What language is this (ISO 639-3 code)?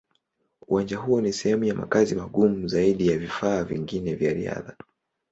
swa